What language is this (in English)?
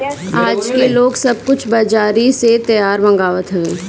Bhojpuri